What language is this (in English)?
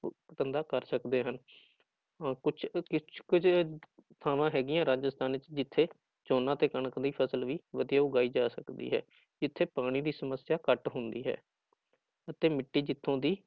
Punjabi